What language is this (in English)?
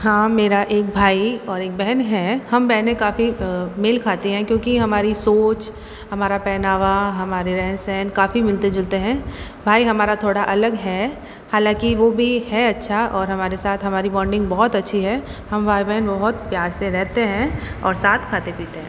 Hindi